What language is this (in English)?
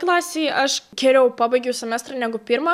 Lithuanian